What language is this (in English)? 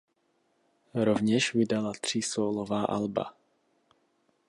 Czech